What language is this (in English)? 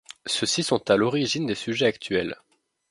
French